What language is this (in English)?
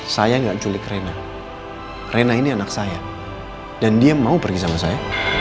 Indonesian